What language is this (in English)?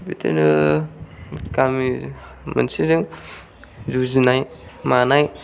Bodo